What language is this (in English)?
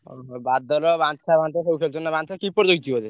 Odia